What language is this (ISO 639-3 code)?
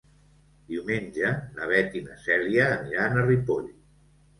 cat